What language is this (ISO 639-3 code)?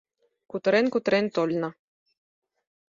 chm